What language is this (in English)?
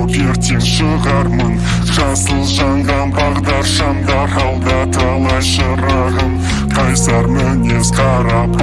Kazakh